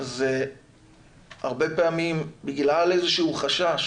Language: Hebrew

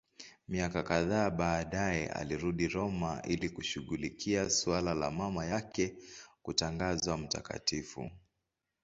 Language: Swahili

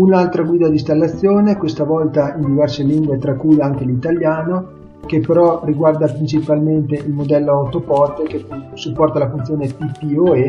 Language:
Italian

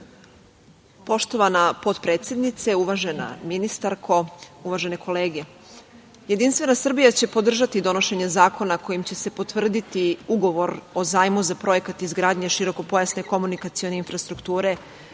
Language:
Serbian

